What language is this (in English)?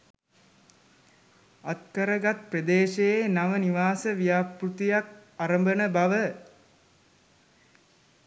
Sinhala